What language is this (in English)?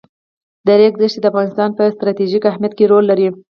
Pashto